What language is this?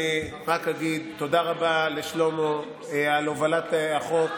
Hebrew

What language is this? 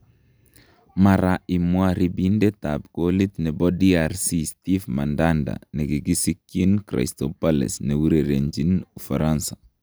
Kalenjin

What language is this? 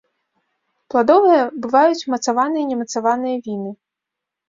Belarusian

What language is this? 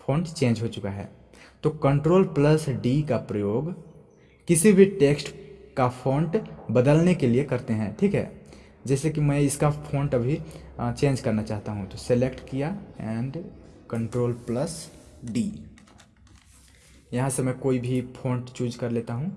Hindi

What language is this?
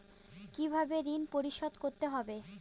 Bangla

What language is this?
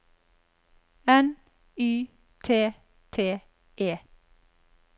Norwegian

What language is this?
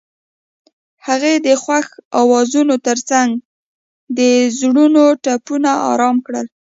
Pashto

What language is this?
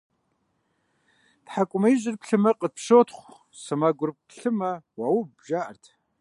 Kabardian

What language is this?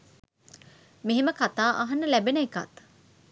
Sinhala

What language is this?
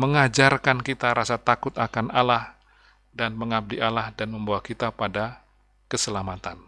Indonesian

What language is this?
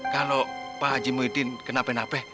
Indonesian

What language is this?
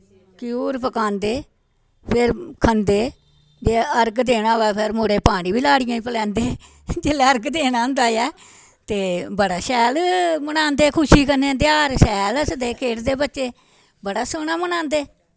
Dogri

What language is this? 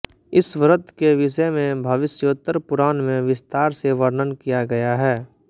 Hindi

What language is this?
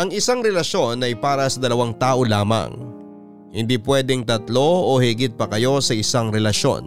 Filipino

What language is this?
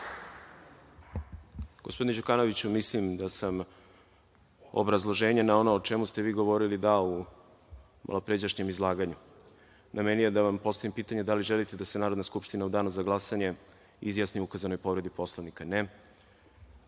Serbian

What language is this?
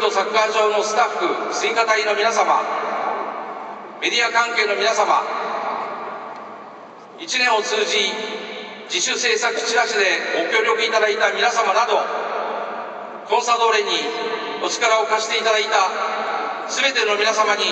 Japanese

